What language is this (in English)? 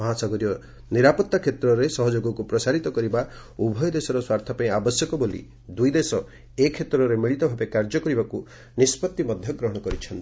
Odia